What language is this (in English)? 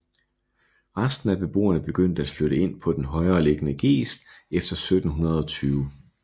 Danish